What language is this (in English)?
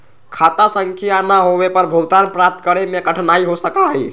Magahi